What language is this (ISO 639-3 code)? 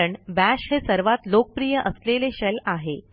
mar